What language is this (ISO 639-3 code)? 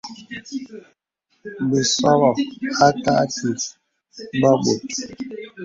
beb